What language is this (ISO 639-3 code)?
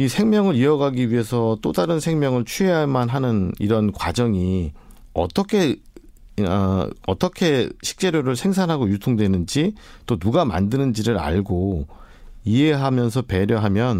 kor